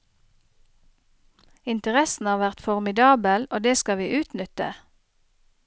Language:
Norwegian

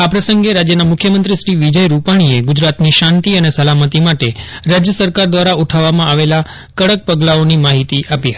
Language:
Gujarati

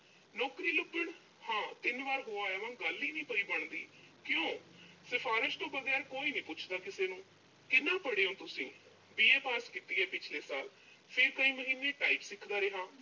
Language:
Punjabi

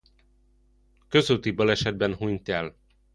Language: Hungarian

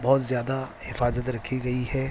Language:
Urdu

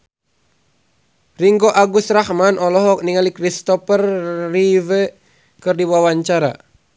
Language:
Sundanese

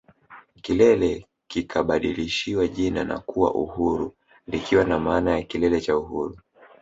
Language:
Swahili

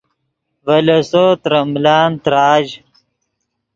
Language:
Yidgha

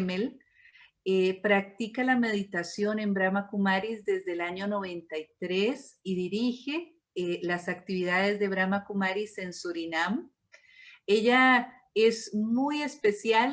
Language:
Spanish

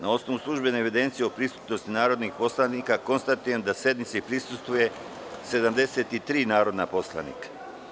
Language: Serbian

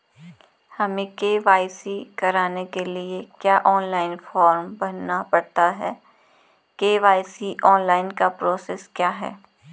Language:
Hindi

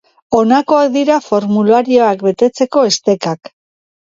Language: Basque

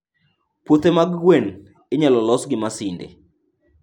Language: Luo (Kenya and Tanzania)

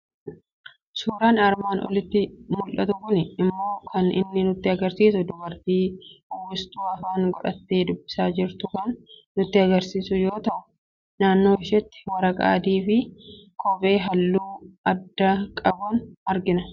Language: Oromo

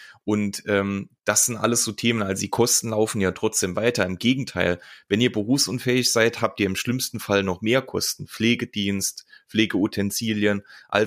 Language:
German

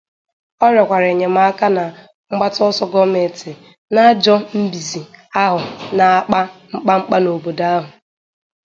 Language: Igbo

